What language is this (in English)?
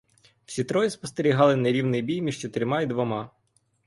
Ukrainian